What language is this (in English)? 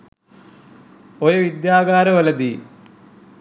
Sinhala